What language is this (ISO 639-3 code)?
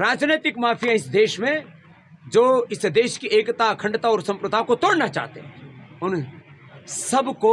hin